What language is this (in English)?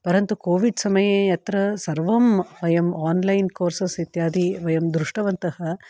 Sanskrit